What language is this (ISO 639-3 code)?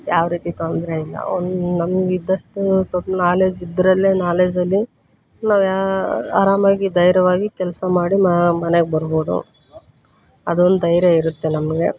kan